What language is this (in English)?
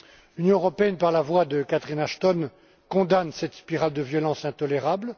French